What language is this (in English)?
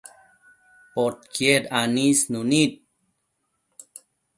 Matsés